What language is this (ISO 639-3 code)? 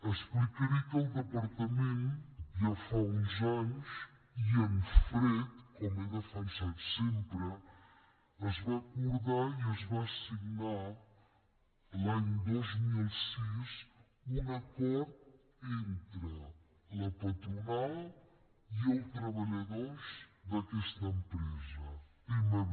cat